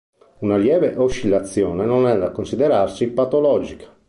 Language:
Italian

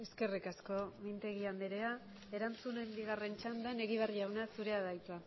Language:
Basque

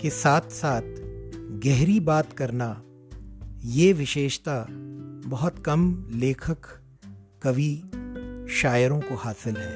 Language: Hindi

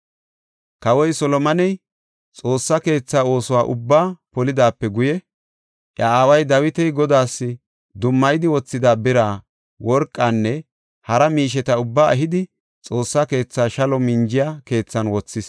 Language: Gofa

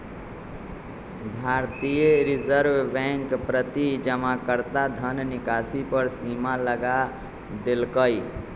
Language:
Magahi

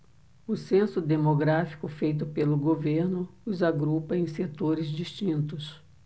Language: Portuguese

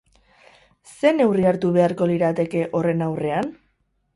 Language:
Basque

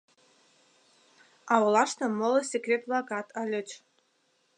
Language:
Mari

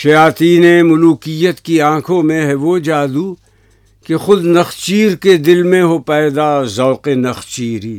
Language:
Urdu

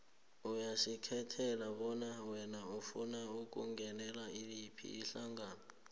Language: South Ndebele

